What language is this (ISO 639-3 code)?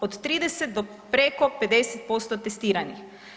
hrv